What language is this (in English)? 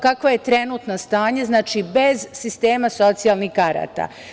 Serbian